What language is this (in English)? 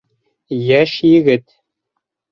Bashkir